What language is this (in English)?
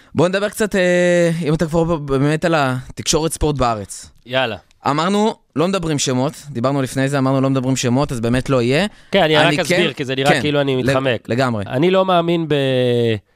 Hebrew